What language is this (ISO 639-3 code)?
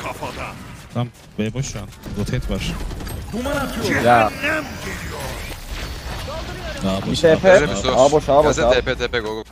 tur